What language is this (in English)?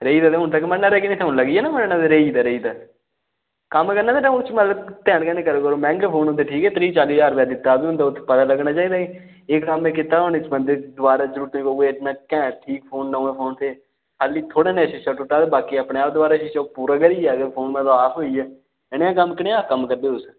Dogri